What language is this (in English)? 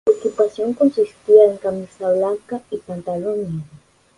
Spanish